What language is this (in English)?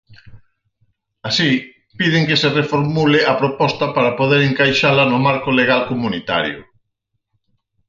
Galician